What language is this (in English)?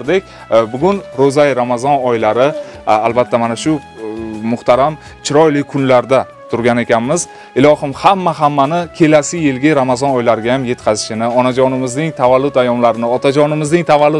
Turkish